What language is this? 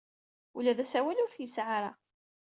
Kabyle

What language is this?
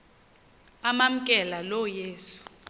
Xhosa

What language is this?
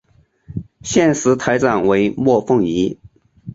Chinese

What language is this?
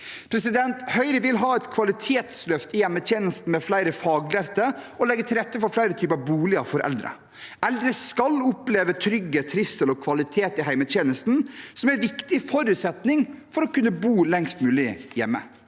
Norwegian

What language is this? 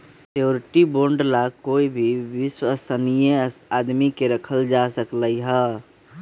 Magahi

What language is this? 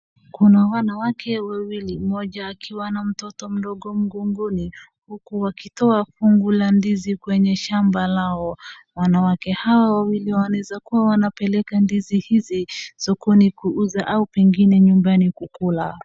Swahili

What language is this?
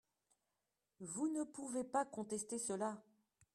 French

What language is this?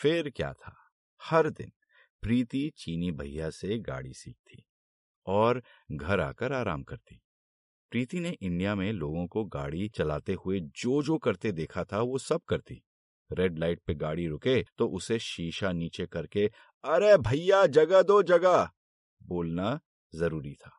Hindi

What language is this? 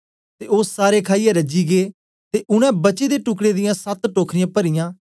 Dogri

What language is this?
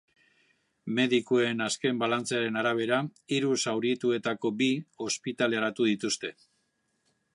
Basque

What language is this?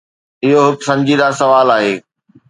Sindhi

